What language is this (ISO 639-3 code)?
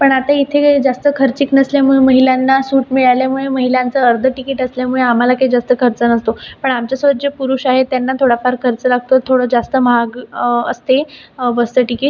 mar